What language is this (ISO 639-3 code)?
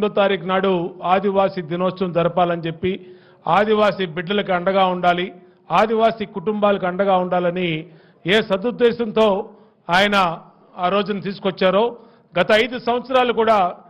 tel